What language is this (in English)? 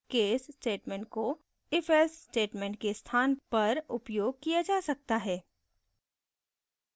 Hindi